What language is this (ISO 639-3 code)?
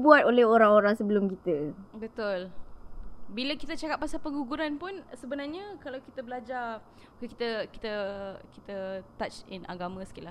msa